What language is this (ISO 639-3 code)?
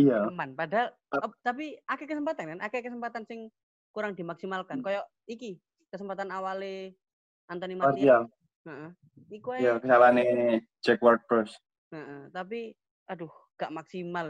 ind